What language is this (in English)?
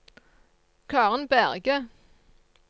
Norwegian